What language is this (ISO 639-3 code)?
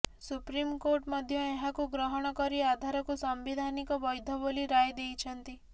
ori